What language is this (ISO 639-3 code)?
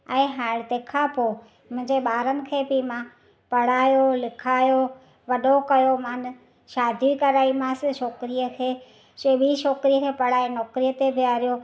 snd